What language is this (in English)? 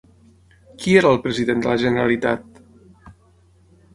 Catalan